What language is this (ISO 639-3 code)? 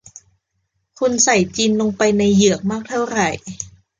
tha